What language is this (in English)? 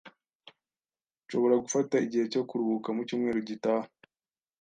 Kinyarwanda